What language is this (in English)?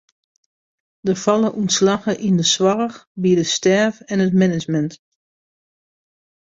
Western Frisian